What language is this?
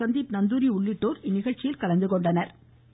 Tamil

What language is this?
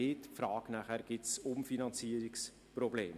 Swiss German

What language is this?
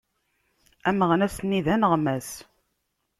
Kabyle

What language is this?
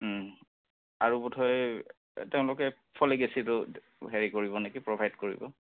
Assamese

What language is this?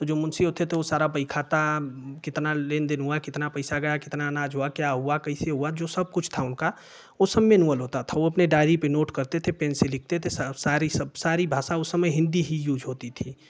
Hindi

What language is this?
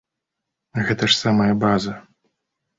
Belarusian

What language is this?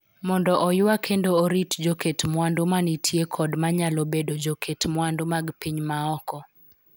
Luo (Kenya and Tanzania)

